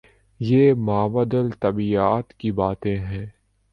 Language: Urdu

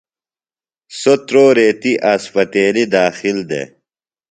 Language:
Phalura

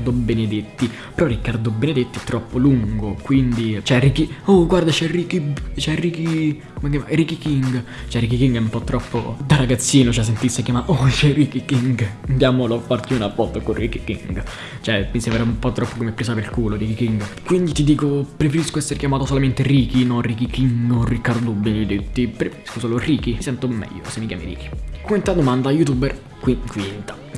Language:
Italian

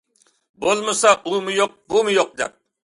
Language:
Uyghur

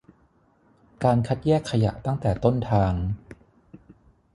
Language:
Thai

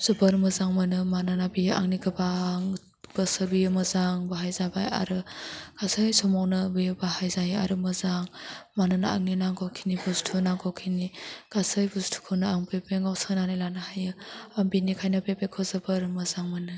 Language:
Bodo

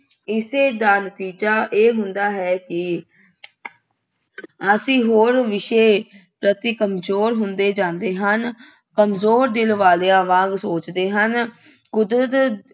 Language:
Punjabi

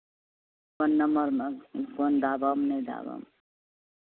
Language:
Maithili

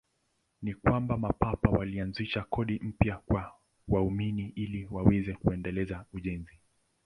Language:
Swahili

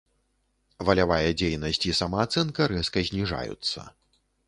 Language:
Belarusian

